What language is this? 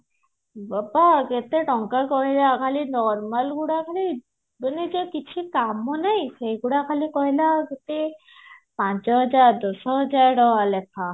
Odia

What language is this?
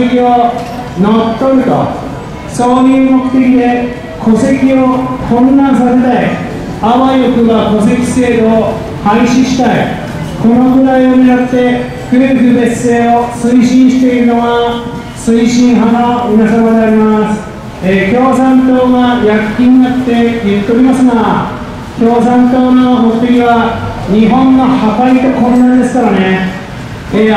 Japanese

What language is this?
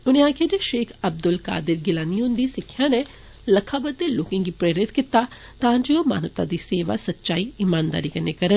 Dogri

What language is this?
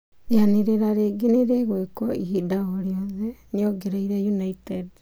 Kikuyu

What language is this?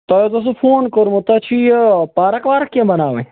Kashmiri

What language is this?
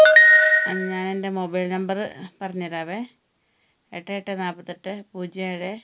Malayalam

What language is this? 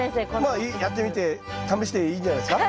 Japanese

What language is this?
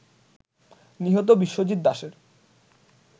Bangla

